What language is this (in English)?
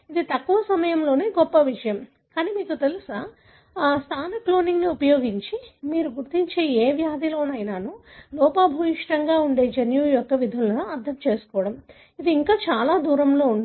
Telugu